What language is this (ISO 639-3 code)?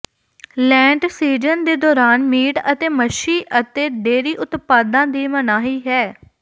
pan